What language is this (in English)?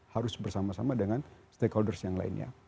Indonesian